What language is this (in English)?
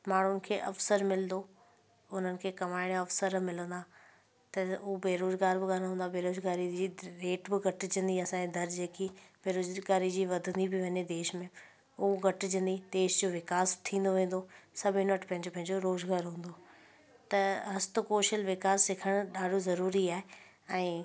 Sindhi